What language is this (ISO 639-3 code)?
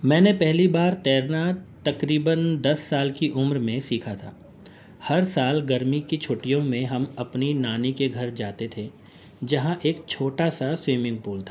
urd